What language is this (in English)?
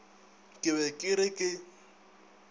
Northern Sotho